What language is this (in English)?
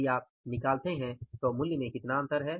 Hindi